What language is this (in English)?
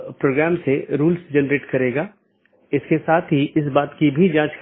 Hindi